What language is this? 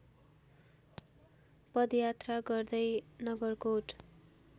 Nepali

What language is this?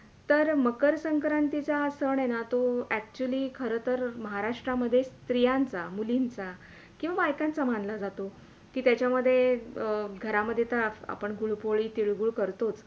Marathi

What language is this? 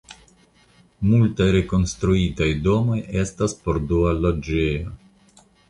Esperanto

